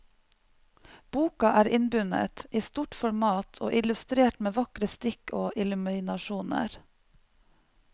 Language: Norwegian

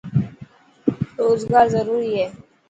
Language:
Dhatki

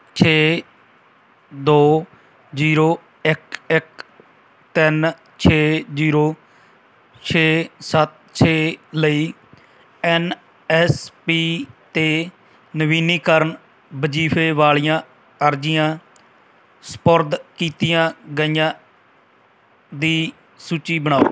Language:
Punjabi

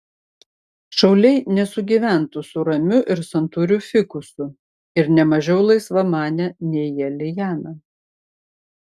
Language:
Lithuanian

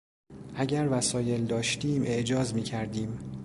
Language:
Persian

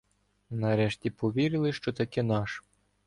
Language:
Ukrainian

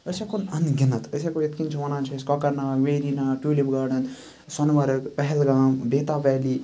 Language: Kashmiri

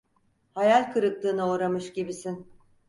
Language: Turkish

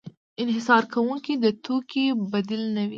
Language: Pashto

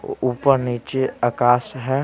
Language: Hindi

